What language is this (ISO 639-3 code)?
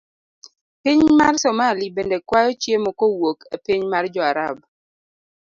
luo